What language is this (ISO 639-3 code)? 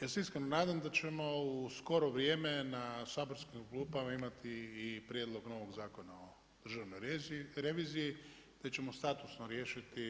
hrv